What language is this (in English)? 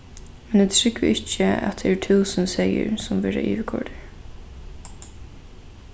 Faroese